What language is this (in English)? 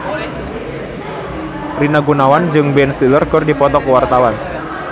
Sundanese